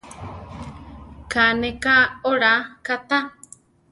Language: Central Tarahumara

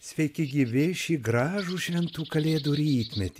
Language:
Lithuanian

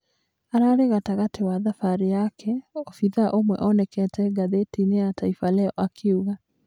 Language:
Kikuyu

